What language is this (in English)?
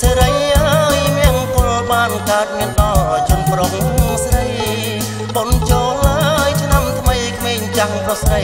Thai